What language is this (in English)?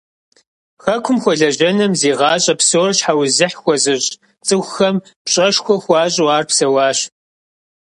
Kabardian